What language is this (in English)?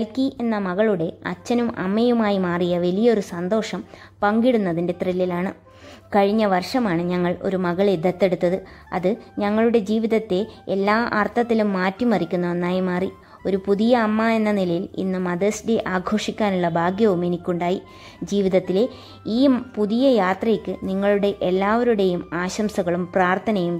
Arabic